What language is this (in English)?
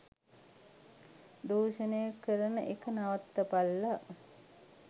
Sinhala